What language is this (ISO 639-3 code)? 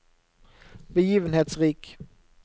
nor